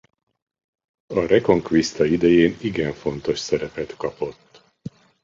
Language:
Hungarian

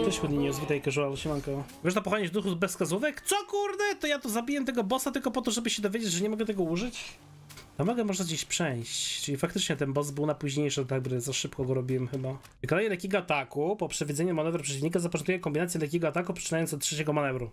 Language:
Polish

